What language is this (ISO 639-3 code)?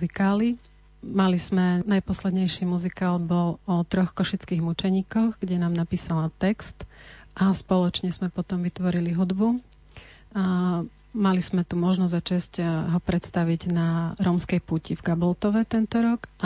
slk